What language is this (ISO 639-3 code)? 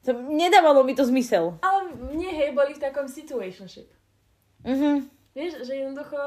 slk